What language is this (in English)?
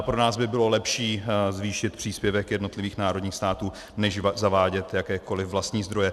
Czech